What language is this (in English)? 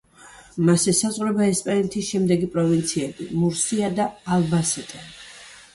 Georgian